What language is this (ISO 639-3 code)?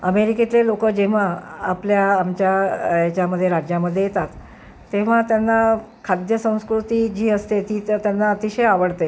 mar